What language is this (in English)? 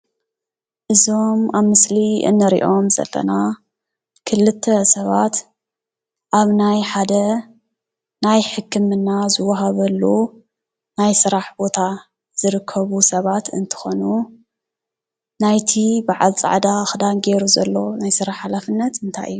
Tigrinya